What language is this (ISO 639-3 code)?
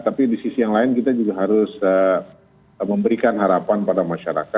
ind